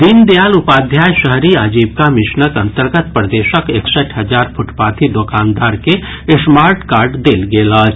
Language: Maithili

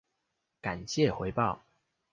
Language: Chinese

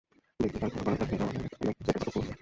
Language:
Bangla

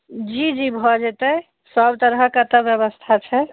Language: Maithili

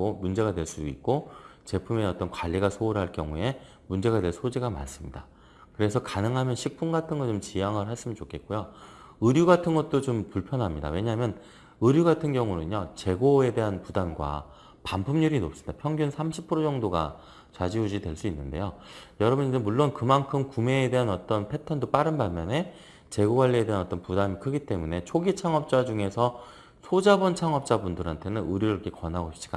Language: Korean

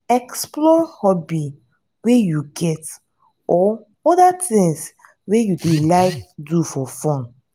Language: Nigerian Pidgin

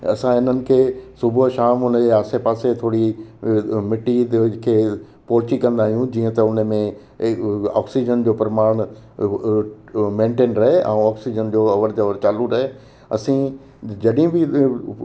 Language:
Sindhi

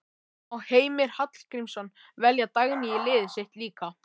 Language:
Icelandic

